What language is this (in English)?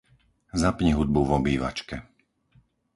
Slovak